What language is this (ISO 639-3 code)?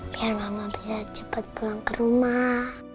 ind